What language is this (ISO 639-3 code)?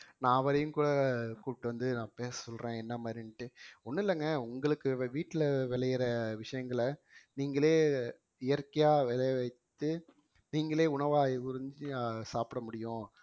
tam